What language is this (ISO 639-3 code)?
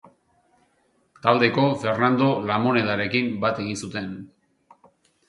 eus